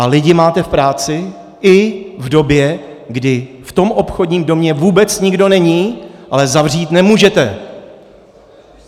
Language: Czech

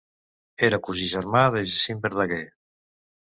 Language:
Catalan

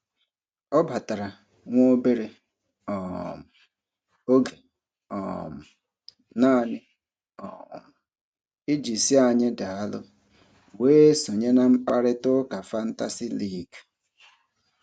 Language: Igbo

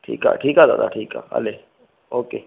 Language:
Sindhi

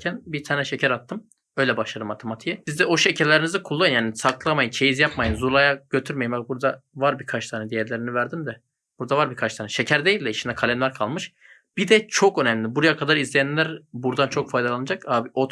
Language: Turkish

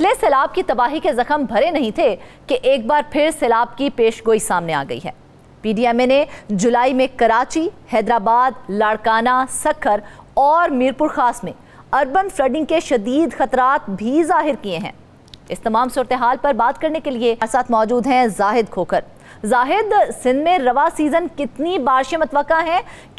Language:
Hindi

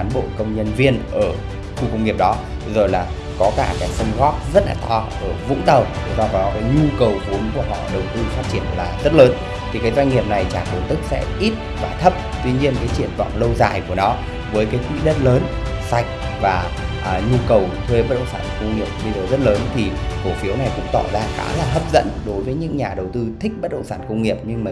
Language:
Vietnamese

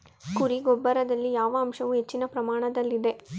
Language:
Kannada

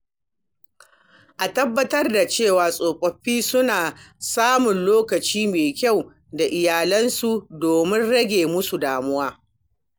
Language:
Hausa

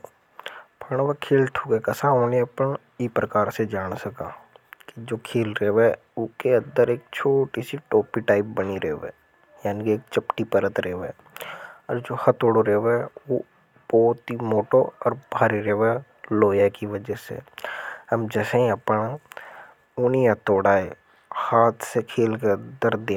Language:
Hadothi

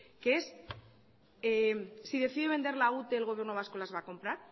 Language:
Spanish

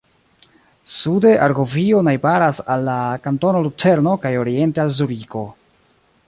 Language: Esperanto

